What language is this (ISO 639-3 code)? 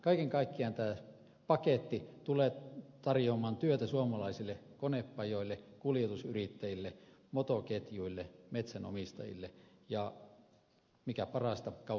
fin